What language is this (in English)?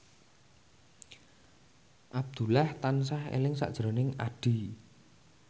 Javanese